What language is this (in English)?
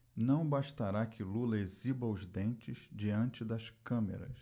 Portuguese